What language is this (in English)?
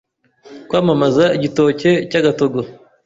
Kinyarwanda